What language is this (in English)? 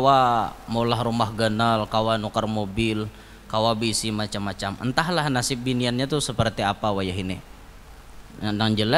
Indonesian